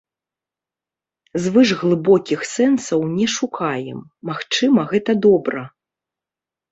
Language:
Belarusian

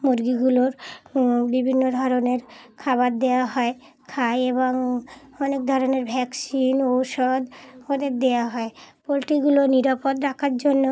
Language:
Bangla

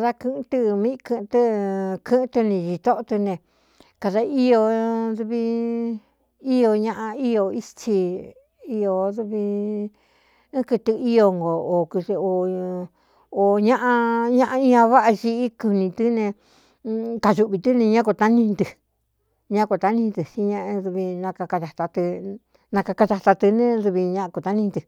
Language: Cuyamecalco Mixtec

